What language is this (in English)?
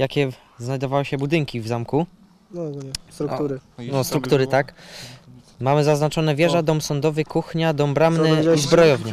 Polish